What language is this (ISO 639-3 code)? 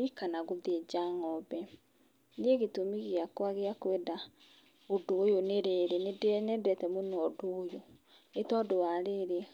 kik